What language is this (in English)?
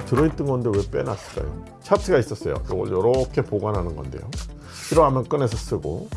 Korean